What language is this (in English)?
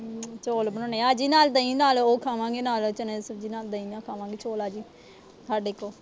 Punjabi